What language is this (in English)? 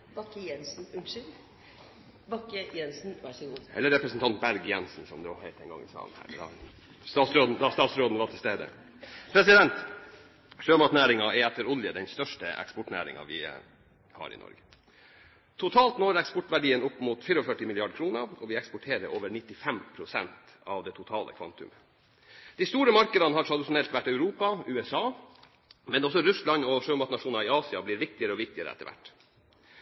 Norwegian